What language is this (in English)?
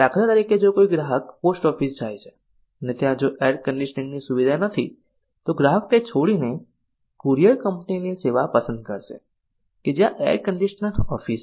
Gujarati